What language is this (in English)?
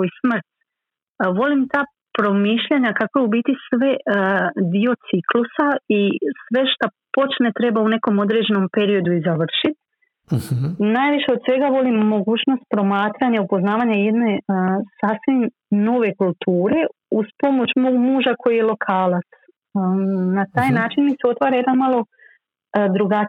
Croatian